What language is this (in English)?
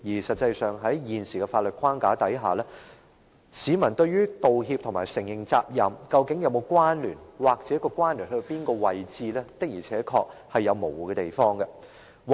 Cantonese